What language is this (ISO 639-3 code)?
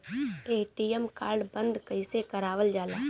bho